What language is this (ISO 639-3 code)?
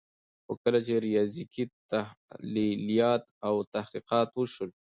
pus